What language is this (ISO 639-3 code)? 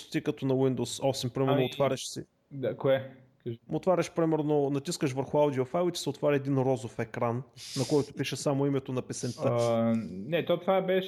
bul